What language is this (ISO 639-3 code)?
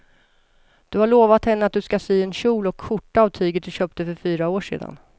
swe